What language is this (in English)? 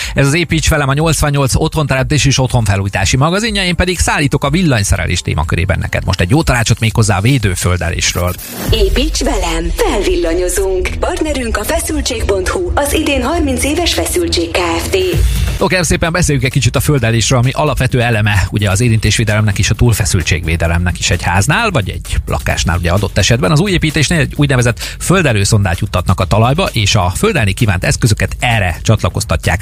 Hungarian